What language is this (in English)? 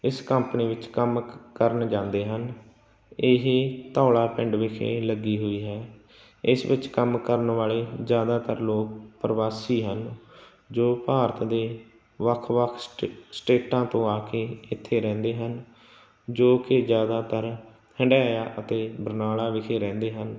Punjabi